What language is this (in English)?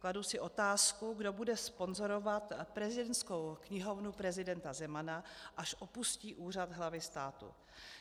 Czech